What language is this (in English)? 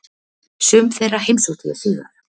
Icelandic